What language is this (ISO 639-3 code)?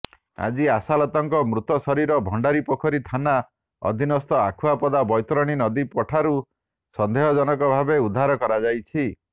ori